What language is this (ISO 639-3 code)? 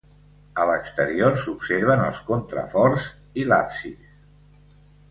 cat